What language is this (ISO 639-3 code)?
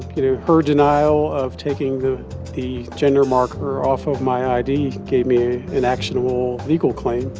eng